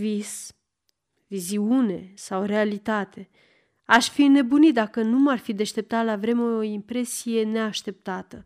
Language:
Romanian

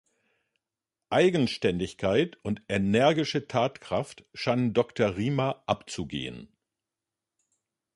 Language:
German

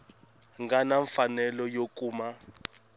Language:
Tsonga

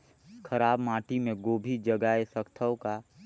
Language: Chhattisgarhi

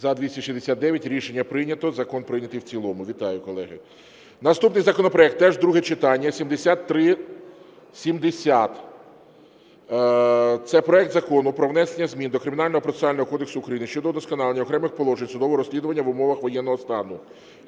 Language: Ukrainian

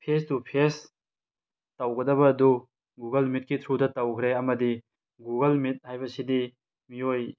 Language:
Manipuri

